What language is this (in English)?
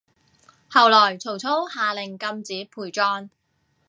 Cantonese